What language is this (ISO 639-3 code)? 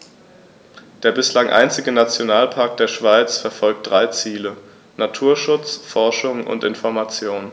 deu